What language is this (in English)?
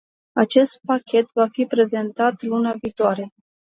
Romanian